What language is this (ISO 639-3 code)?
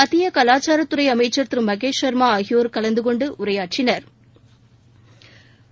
tam